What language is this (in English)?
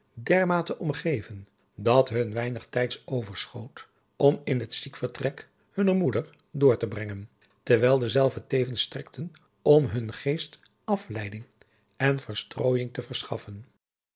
Dutch